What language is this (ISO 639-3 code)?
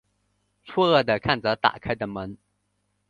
zho